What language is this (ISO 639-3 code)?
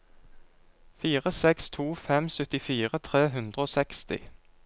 nor